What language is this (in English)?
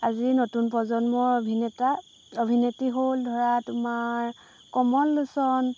Assamese